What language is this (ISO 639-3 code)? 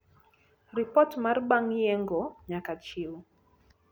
luo